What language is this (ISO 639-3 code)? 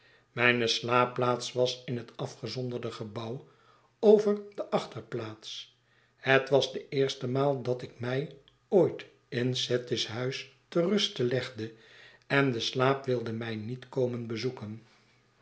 nld